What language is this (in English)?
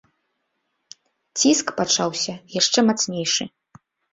Belarusian